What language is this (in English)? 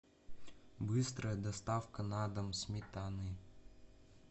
Russian